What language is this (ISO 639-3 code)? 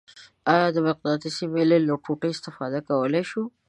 pus